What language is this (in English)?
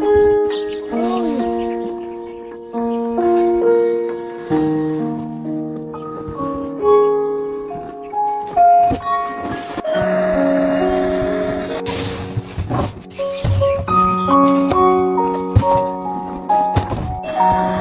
Vietnamese